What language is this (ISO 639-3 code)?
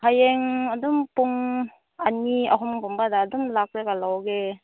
mni